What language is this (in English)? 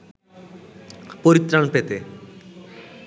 Bangla